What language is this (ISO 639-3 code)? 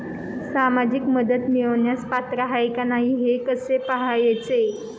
mar